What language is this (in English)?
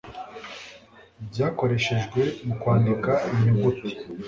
Kinyarwanda